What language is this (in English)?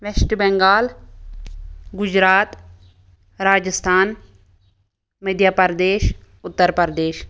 Kashmiri